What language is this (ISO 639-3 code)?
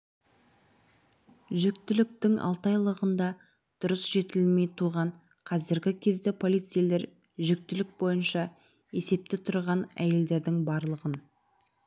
kaz